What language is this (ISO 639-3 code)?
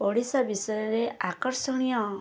ori